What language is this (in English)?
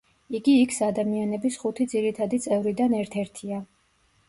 Georgian